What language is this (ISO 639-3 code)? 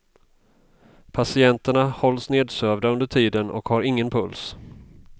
swe